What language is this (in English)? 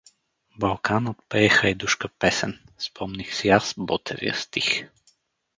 Bulgarian